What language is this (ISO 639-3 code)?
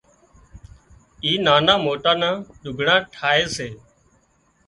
kxp